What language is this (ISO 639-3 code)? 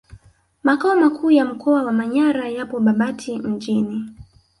swa